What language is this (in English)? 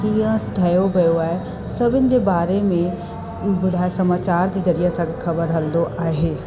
Sindhi